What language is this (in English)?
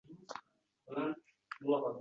Uzbek